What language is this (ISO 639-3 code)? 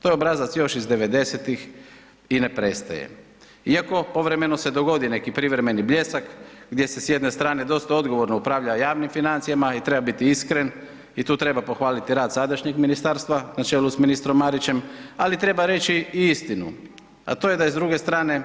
hrv